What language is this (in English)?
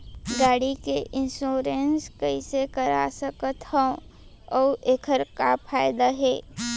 Chhattisgarhi